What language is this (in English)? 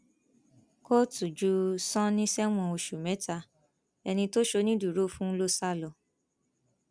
Yoruba